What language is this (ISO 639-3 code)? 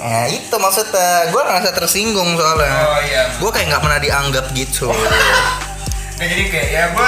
ind